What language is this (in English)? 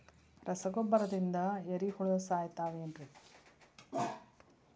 Kannada